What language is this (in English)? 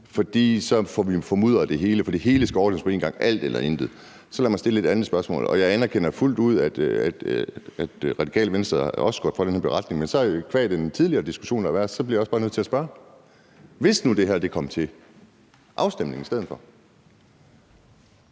Danish